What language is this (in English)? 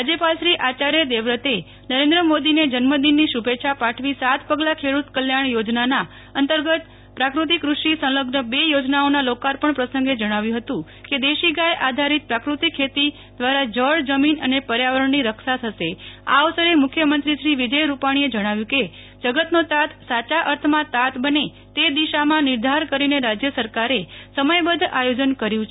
Gujarati